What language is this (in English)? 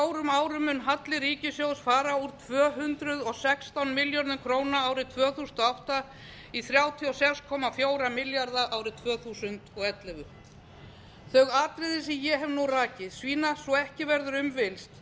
Icelandic